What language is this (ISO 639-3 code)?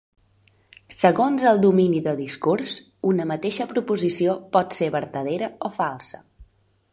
cat